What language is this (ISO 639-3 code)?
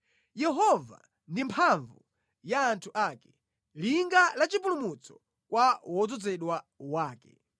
nya